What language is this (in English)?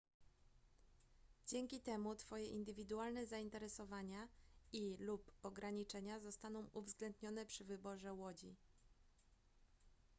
Polish